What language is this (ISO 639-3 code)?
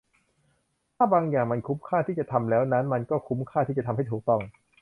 tha